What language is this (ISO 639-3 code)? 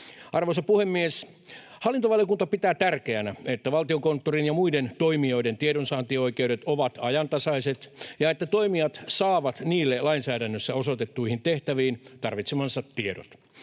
fin